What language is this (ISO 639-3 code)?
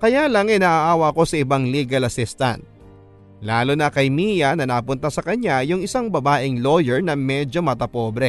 fil